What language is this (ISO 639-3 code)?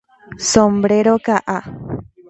grn